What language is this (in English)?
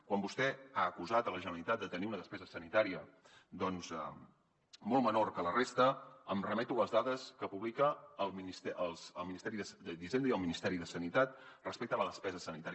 Catalan